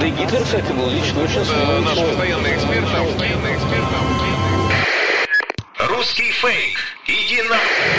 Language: Ukrainian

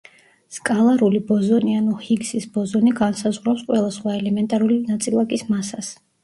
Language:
Georgian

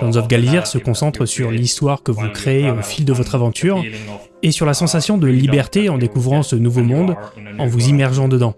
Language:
French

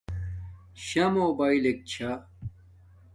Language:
Domaaki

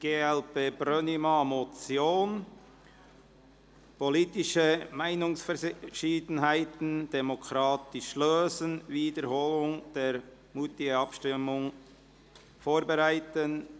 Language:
Swiss German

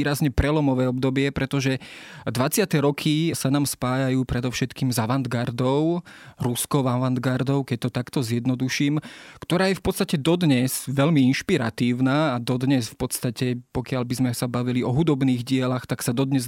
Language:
Slovak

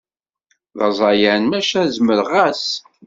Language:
Kabyle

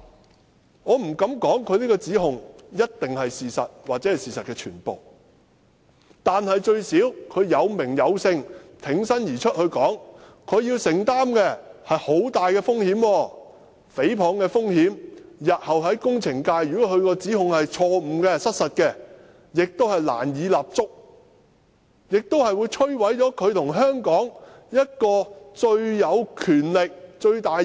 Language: Cantonese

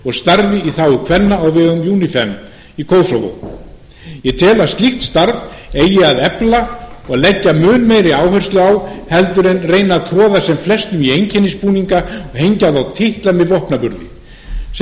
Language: Icelandic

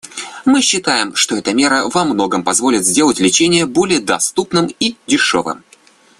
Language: Russian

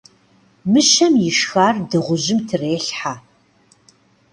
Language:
Kabardian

